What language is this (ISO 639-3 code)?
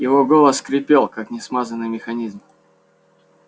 rus